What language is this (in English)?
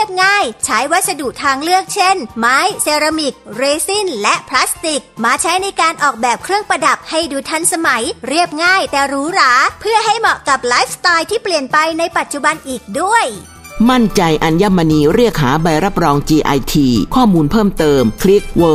Thai